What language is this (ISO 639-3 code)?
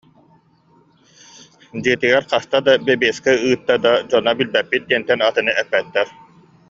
sah